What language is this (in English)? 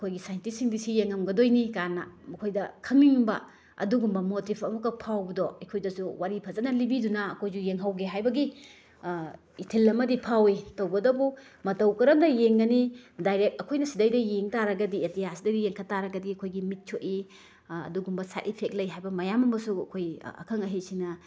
Manipuri